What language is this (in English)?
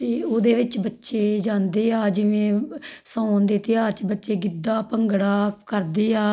Punjabi